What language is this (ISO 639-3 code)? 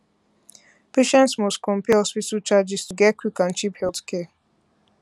pcm